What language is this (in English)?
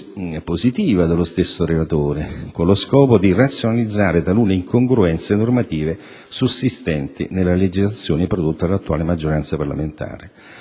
Italian